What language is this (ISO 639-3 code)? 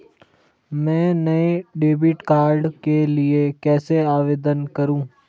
hin